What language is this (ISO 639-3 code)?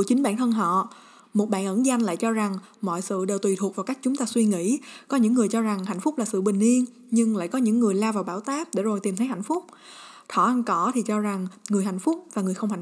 vie